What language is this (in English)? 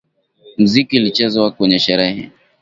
Swahili